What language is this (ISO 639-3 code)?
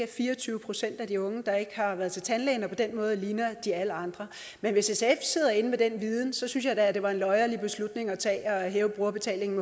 dan